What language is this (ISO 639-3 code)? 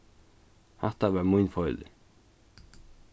fao